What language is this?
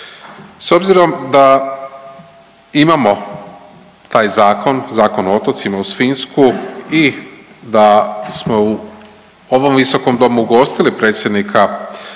Croatian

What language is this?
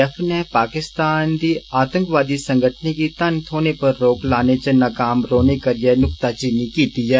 Dogri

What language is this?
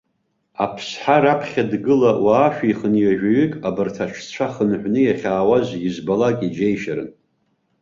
Abkhazian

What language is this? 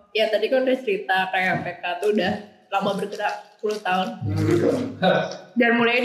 Indonesian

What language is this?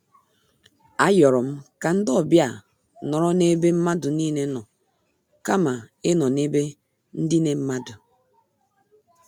Igbo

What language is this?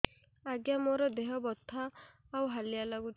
Odia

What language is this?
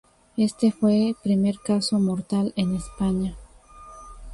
Spanish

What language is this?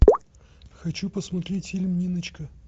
Russian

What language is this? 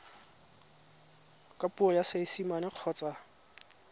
Tswana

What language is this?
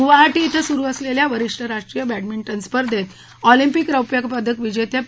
Marathi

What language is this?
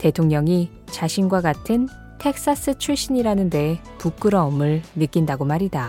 Korean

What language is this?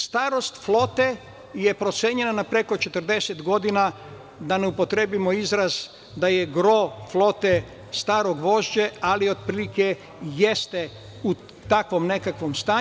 Serbian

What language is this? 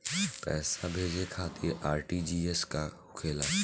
Bhojpuri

